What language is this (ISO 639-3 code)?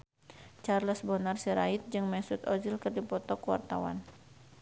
sun